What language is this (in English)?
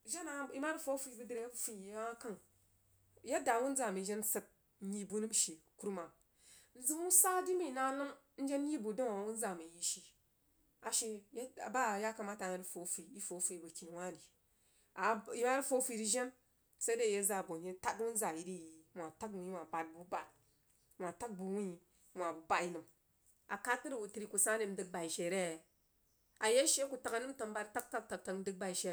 Jiba